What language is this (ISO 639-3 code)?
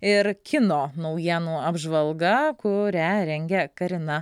lit